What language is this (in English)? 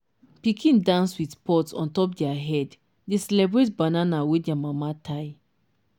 Nigerian Pidgin